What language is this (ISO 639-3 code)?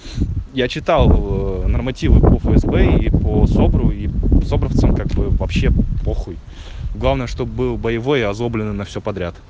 rus